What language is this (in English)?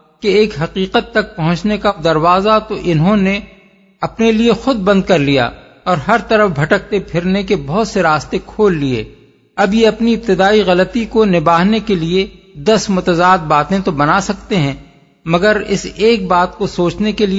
Urdu